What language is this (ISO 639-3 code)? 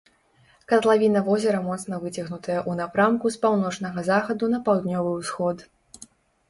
bel